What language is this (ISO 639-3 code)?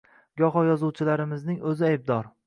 uzb